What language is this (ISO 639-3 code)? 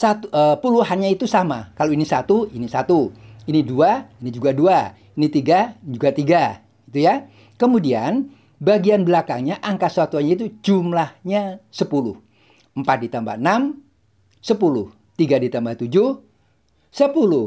ind